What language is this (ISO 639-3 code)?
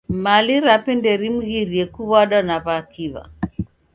dav